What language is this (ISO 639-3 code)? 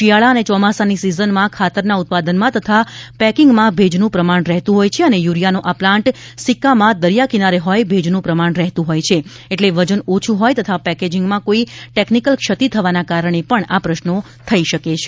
guj